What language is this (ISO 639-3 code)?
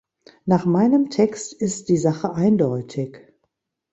deu